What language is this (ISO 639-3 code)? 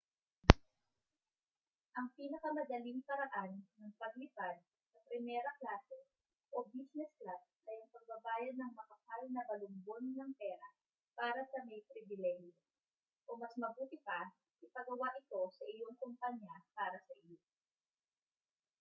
fil